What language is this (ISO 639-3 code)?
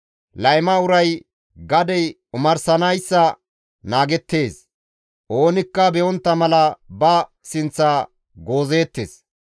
gmv